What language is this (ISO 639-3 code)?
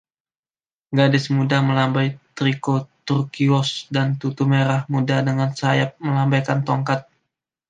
ind